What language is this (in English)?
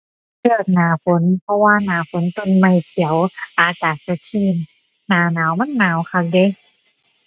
Thai